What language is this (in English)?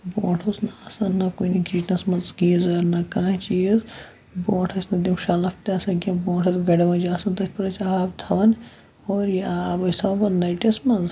Kashmiri